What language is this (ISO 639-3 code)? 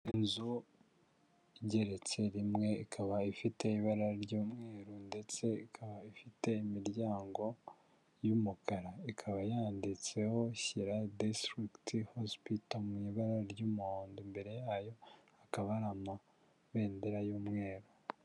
kin